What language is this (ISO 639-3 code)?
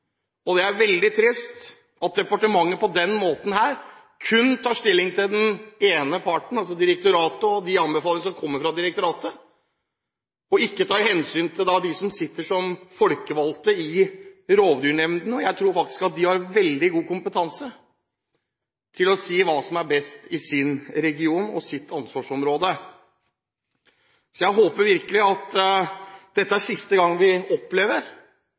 nob